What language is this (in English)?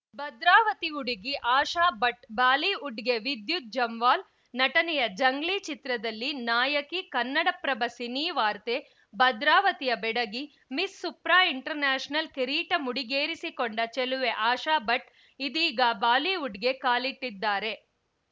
Kannada